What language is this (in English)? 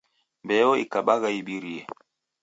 Taita